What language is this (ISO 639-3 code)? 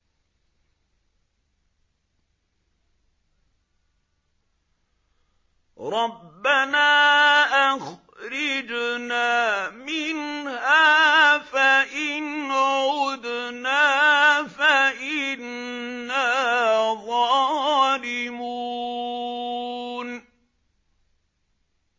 ara